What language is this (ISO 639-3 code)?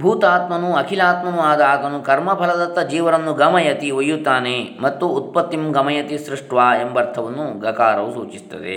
kan